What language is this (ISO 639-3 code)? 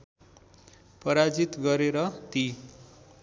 nep